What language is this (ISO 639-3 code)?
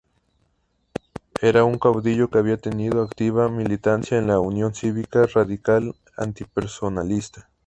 spa